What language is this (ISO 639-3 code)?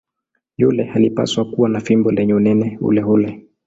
swa